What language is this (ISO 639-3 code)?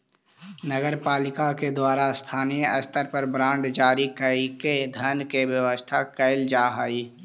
mag